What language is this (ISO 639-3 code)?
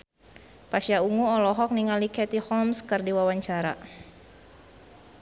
sun